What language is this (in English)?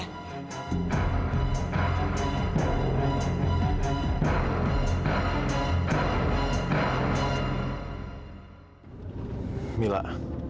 Indonesian